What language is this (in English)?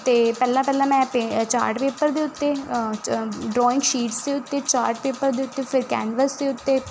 Punjabi